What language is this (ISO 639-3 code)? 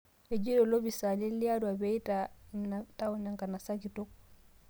mas